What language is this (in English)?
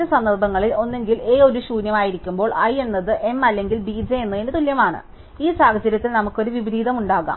Malayalam